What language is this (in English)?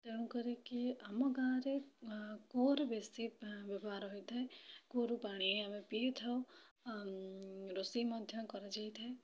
Odia